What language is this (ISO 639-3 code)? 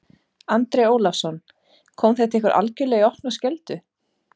isl